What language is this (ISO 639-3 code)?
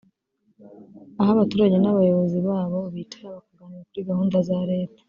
kin